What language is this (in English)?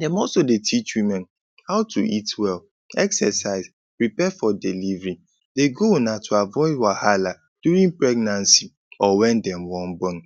Nigerian Pidgin